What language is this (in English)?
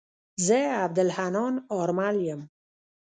Pashto